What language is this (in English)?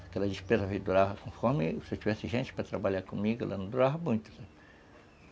Portuguese